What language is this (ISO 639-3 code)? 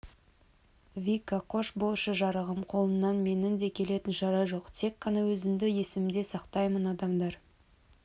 kaz